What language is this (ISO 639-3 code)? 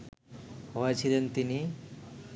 ben